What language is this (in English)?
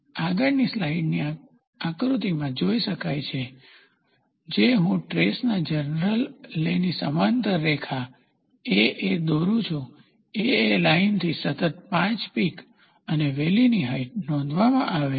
Gujarati